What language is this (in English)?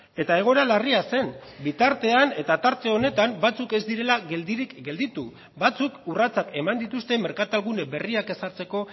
Basque